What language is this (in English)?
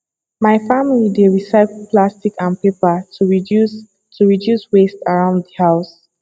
Nigerian Pidgin